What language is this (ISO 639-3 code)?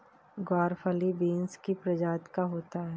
hin